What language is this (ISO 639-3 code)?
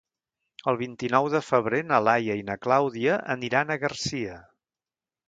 cat